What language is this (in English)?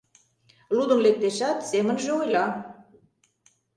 Mari